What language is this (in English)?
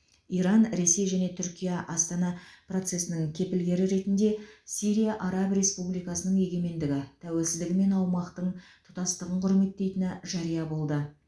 Kazakh